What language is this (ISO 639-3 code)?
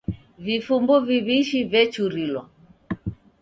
dav